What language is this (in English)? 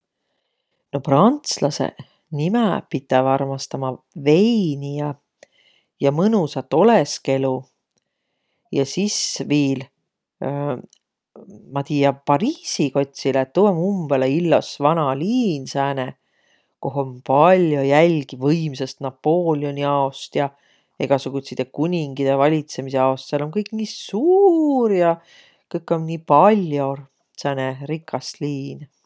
Võro